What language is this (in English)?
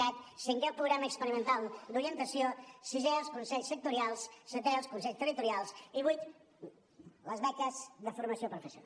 Catalan